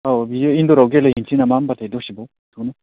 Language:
Bodo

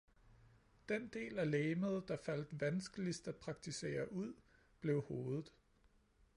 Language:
Danish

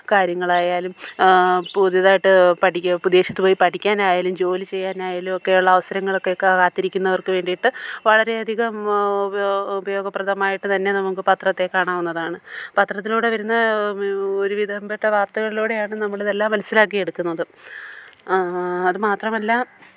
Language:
Malayalam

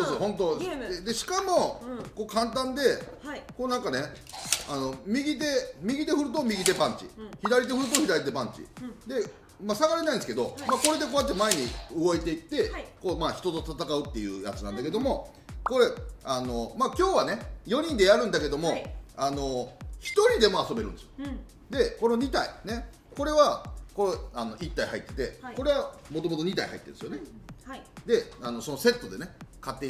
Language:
Japanese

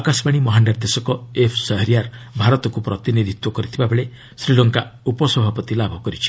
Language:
Odia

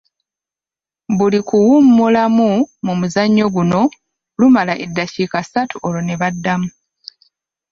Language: Ganda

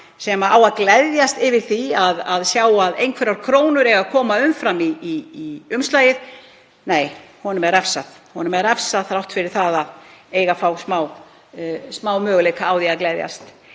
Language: Icelandic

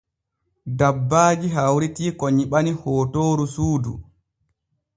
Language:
Borgu Fulfulde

